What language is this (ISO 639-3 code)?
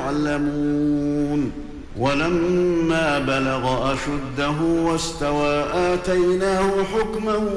ara